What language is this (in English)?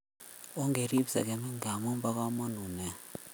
Kalenjin